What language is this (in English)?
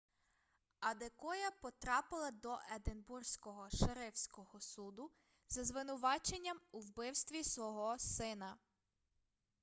Ukrainian